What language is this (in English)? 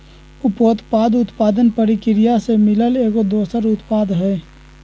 Magahi